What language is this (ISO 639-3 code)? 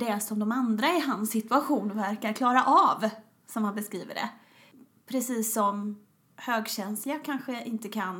swe